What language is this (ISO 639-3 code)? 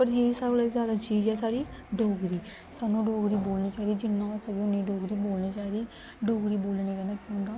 doi